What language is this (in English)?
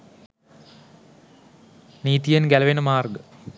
Sinhala